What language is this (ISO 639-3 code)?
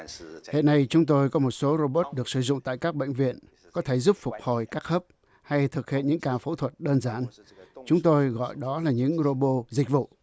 vie